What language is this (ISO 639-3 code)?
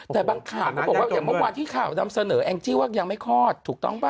tha